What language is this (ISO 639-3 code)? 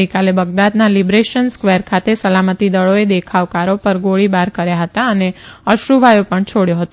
guj